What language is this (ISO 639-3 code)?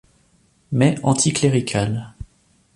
fra